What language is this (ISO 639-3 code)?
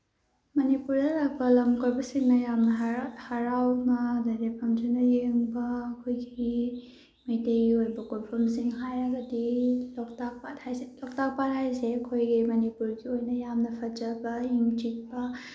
mni